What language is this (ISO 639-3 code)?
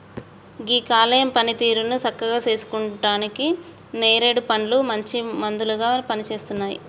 tel